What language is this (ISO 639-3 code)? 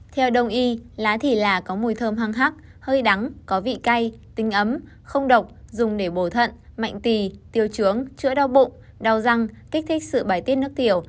vie